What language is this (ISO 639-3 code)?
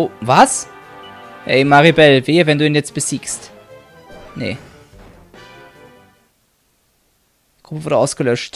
deu